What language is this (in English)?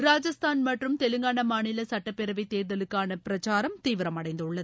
Tamil